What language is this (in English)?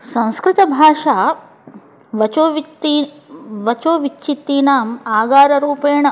Sanskrit